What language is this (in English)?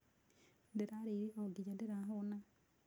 Kikuyu